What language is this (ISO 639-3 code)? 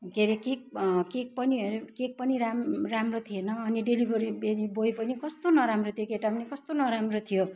nep